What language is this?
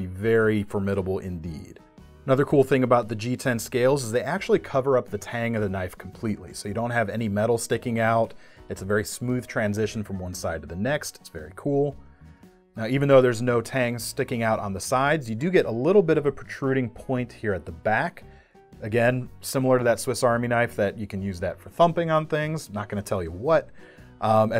English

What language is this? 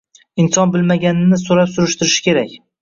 Uzbek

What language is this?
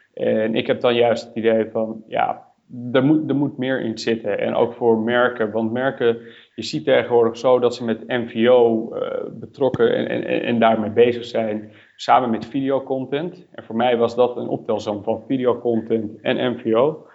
Dutch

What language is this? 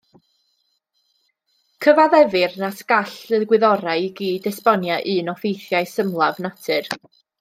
Welsh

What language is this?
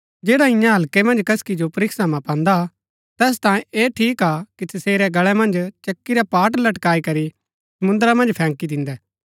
Gaddi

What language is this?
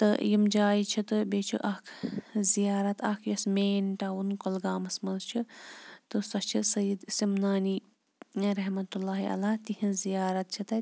Kashmiri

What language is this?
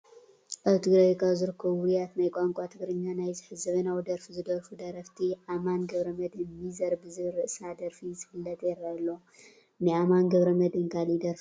Tigrinya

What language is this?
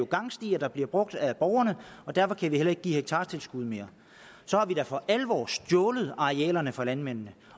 Danish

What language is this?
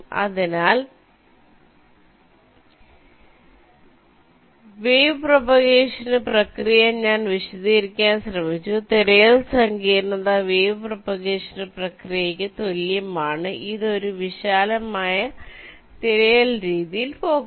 Malayalam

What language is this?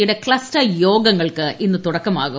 Malayalam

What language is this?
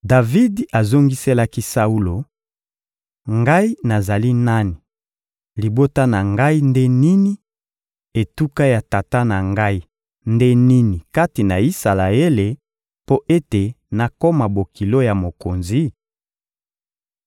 Lingala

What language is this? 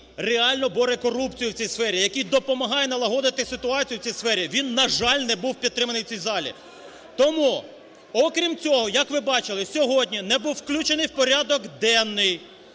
Ukrainian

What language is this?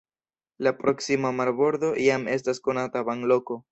Esperanto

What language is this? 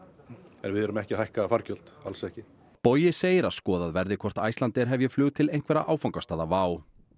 Icelandic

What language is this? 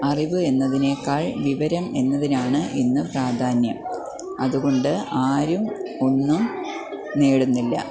Malayalam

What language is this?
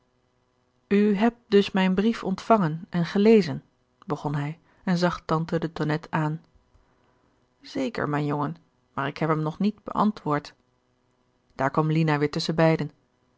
Dutch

